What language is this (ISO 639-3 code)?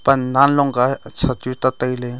nnp